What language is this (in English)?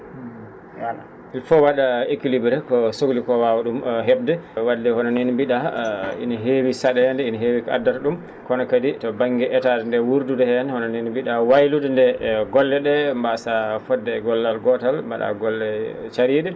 Fula